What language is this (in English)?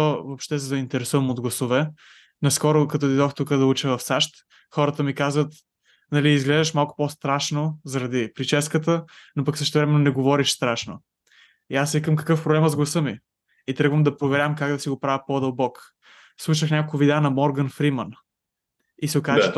Bulgarian